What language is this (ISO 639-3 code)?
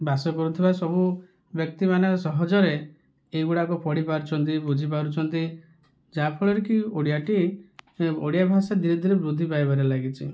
ori